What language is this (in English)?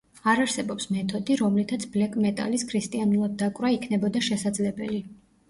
Georgian